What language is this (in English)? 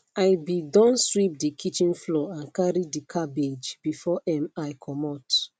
Nigerian Pidgin